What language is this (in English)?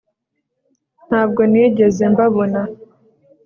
Kinyarwanda